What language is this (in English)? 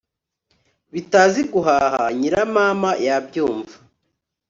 Kinyarwanda